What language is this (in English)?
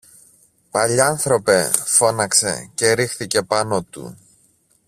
Greek